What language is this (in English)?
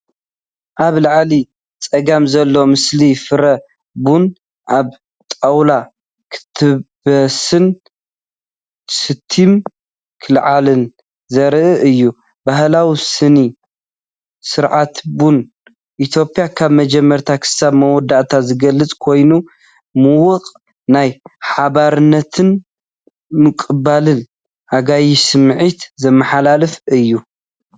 Tigrinya